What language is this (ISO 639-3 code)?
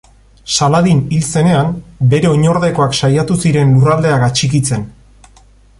eus